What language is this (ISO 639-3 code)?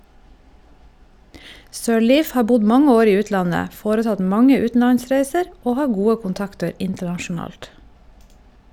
nor